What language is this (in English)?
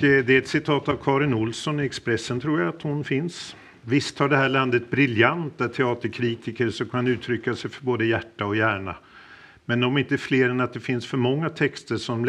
Swedish